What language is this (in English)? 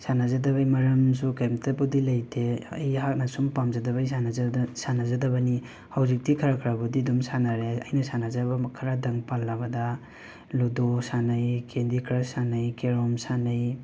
Manipuri